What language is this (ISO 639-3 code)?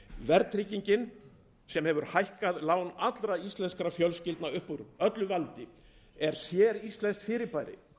isl